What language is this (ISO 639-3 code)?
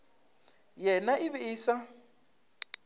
nso